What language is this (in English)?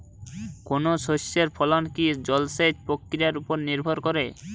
Bangla